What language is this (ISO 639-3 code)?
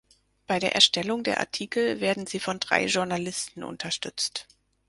deu